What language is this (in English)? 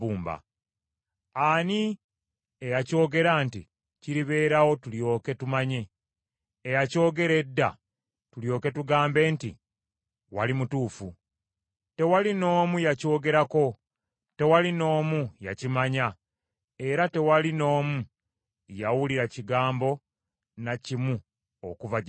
Ganda